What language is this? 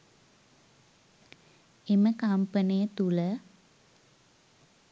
Sinhala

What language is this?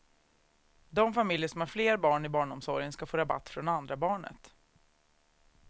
Swedish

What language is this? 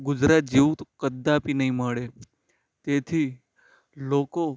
Gujarati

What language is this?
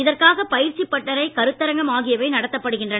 Tamil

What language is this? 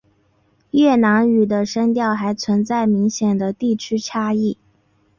Chinese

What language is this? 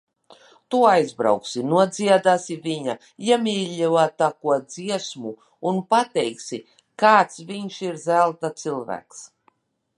Latvian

